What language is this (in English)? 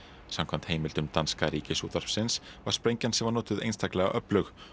Icelandic